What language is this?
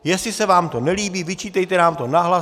Czech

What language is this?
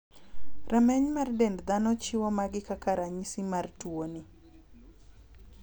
Luo (Kenya and Tanzania)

